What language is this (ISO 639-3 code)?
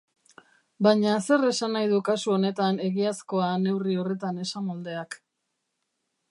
eus